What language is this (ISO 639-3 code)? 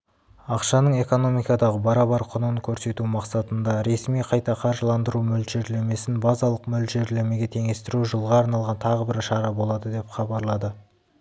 kaz